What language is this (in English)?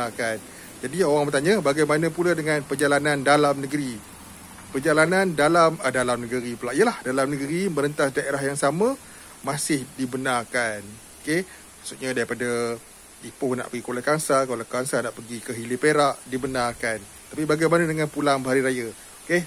Malay